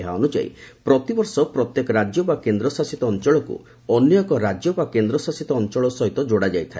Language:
Odia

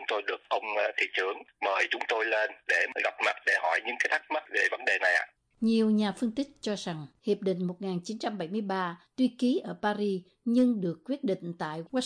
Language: Vietnamese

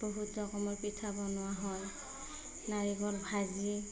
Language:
Assamese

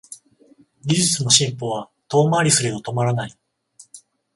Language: Japanese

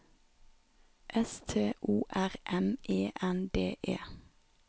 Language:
Norwegian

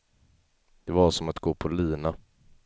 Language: Swedish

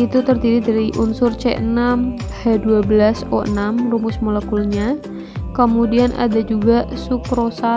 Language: Indonesian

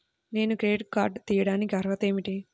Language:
Telugu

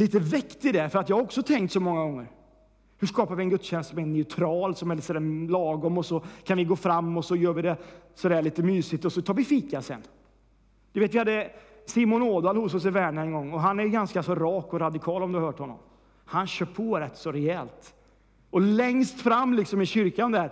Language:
Swedish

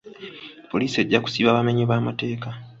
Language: Ganda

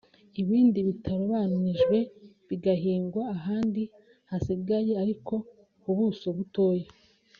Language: Kinyarwanda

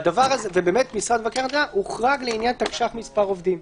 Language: Hebrew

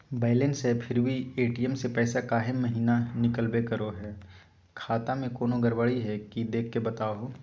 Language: Magahi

